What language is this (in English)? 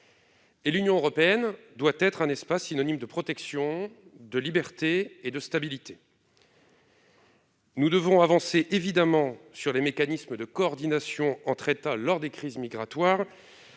French